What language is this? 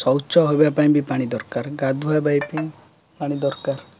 Odia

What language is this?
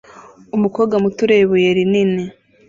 Kinyarwanda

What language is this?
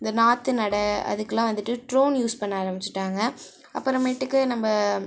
Tamil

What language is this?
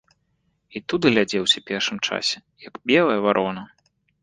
Belarusian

